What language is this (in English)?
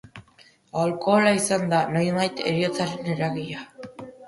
Basque